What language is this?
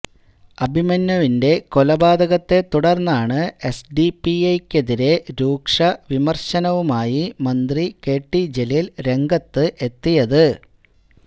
Malayalam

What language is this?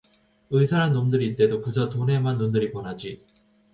Korean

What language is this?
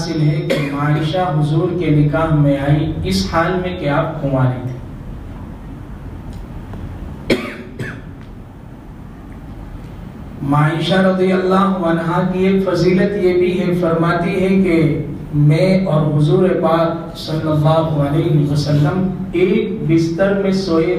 Hindi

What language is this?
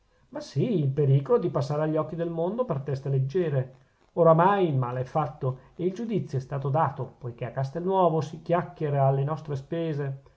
Italian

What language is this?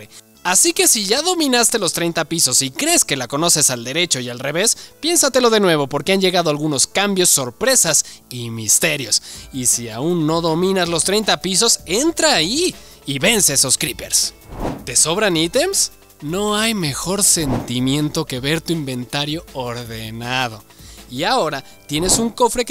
Spanish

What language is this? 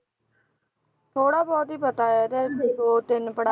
Punjabi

